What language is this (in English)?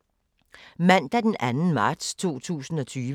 Danish